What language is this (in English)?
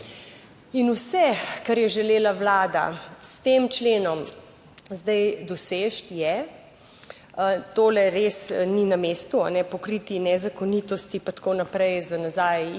Slovenian